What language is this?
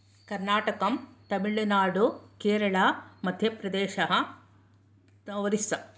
Sanskrit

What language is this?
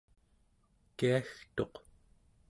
Central Yupik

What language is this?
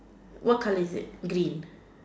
English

